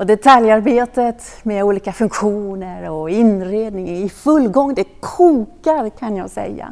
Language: Swedish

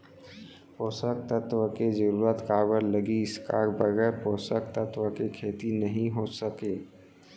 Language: Chhattisgarhi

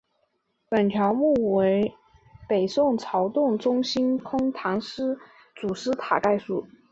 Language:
Chinese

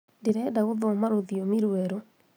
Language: Kikuyu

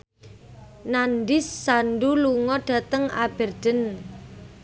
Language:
Javanese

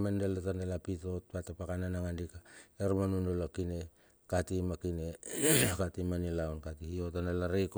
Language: Bilur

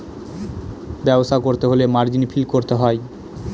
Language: Bangla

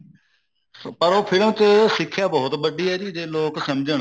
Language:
Punjabi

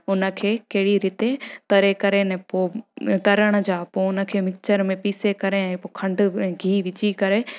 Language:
Sindhi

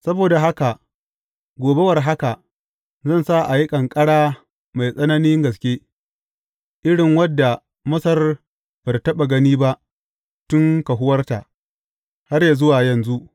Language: Hausa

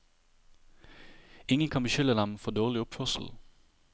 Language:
Norwegian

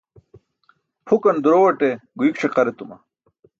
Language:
Burushaski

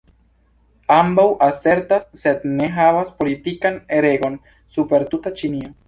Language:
Esperanto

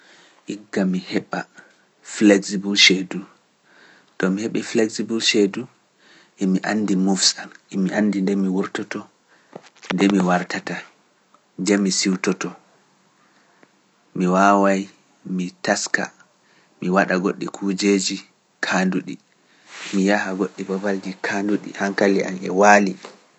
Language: Pular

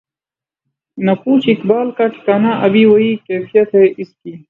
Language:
Urdu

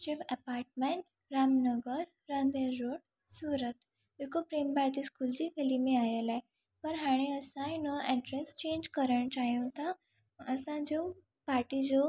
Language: Sindhi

